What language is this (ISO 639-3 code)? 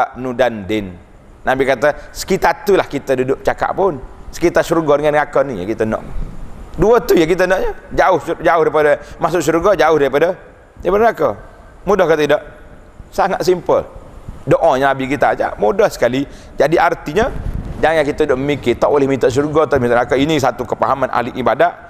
msa